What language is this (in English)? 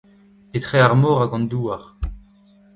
Breton